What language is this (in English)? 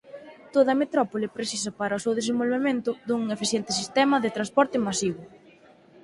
Galician